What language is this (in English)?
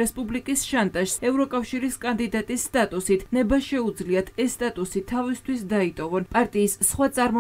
Romanian